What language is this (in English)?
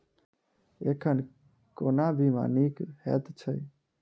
Maithili